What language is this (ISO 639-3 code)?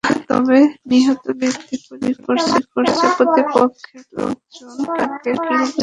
ben